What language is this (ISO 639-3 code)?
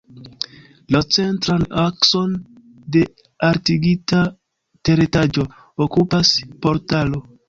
epo